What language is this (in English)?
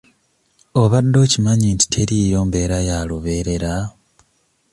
Ganda